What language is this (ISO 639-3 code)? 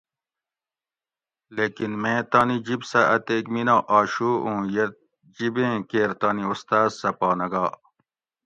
gwc